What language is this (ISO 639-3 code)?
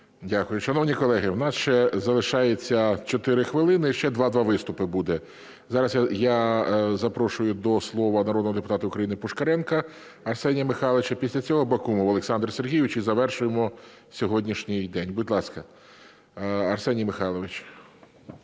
ukr